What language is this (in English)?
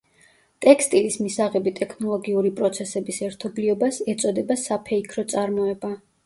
Georgian